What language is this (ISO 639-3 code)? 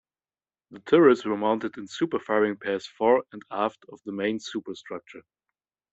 eng